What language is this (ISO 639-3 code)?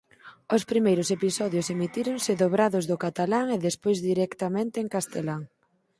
glg